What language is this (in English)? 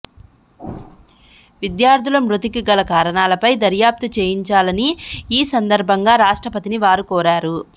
Telugu